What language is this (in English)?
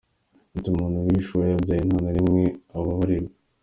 Kinyarwanda